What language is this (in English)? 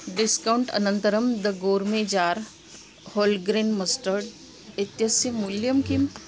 Sanskrit